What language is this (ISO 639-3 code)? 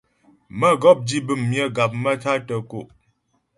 bbj